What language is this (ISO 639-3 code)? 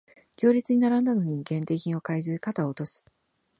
jpn